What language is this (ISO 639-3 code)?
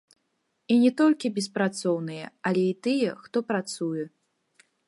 bel